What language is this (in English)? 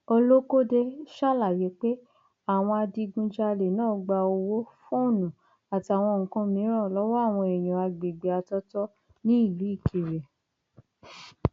Yoruba